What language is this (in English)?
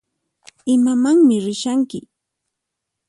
Puno Quechua